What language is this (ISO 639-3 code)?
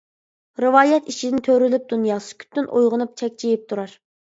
uig